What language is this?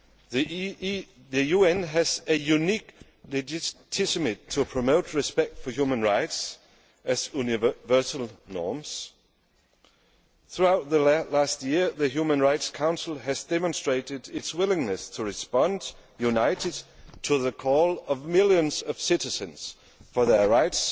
English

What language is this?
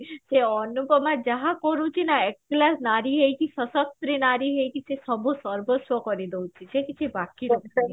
Odia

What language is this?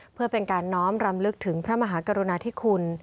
Thai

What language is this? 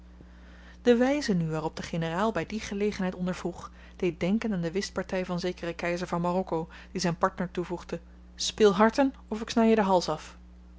Dutch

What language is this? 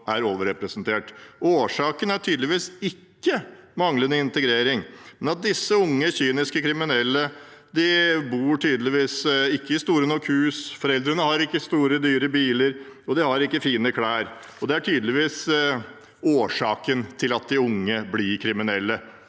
Norwegian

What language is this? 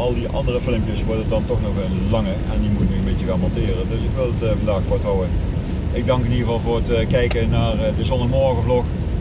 Dutch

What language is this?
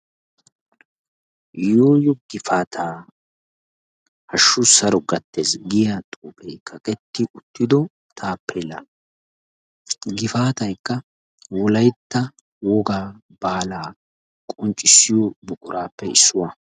Wolaytta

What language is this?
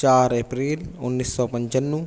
Urdu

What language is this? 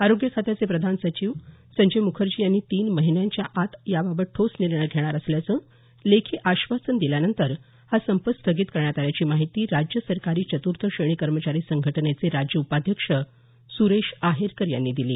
Marathi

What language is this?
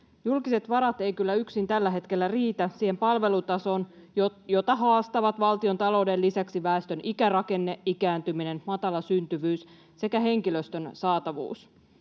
Finnish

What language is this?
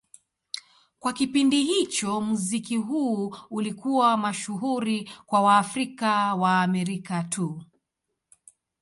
Swahili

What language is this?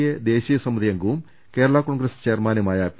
Malayalam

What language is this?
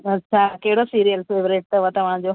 Sindhi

